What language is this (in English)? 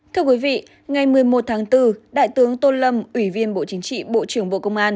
Vietnamese